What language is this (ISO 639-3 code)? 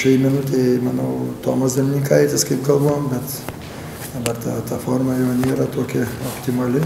lit